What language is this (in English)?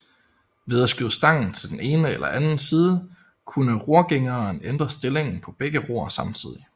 Danish